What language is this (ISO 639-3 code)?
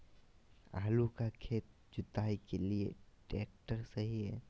mag